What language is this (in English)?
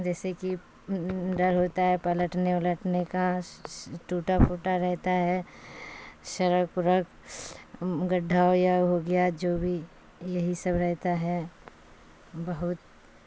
Urdu